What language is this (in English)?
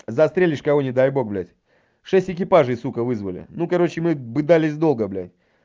Russian